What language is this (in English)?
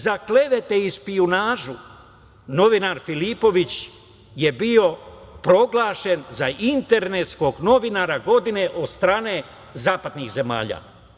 Serbian